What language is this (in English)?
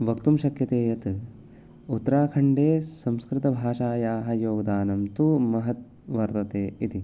Sanskrit